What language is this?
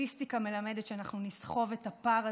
Hebrew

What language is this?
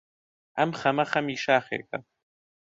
Central Kurdish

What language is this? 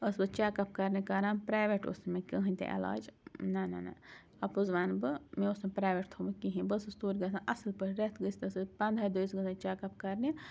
Kashmiri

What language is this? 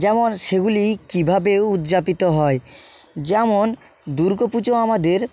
Bangla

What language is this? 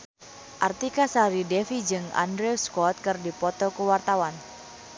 Sundanese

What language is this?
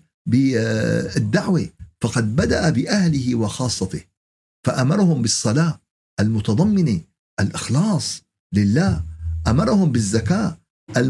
Arabic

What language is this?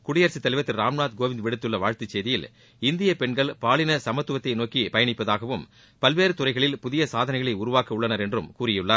Tamil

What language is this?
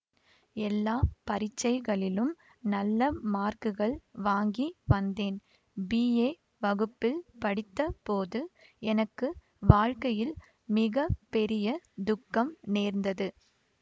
Tamil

